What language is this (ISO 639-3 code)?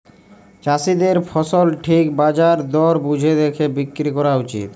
ben